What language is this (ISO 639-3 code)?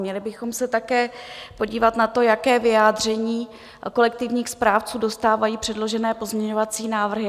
ces